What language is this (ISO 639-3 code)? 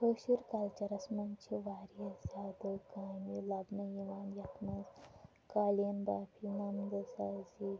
kas